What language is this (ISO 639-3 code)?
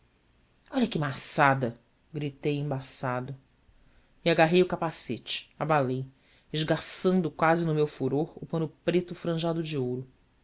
por